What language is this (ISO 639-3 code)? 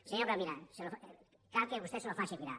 cat